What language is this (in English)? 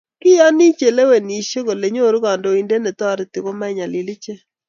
Kalenjin